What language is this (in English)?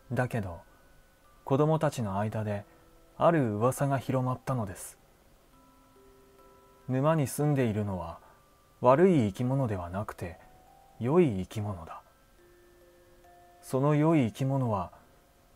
Japanese